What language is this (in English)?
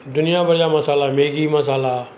Sindhi